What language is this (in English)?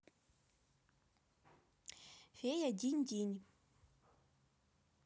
Russian